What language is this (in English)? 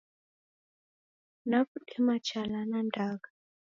Taita